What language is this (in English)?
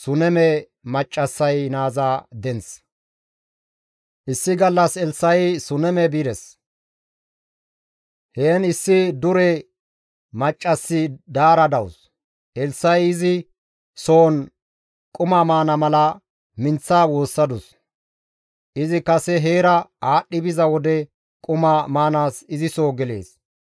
Gamo